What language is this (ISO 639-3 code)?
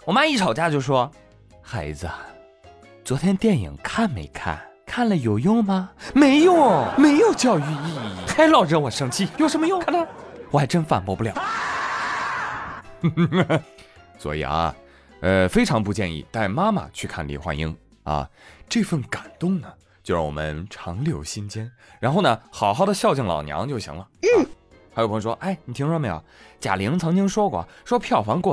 zho